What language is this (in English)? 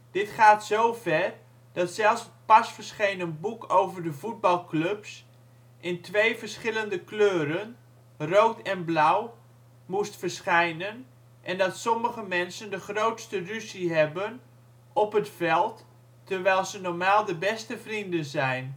Dutch